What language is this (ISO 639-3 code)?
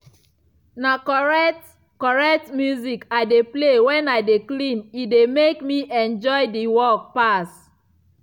pcm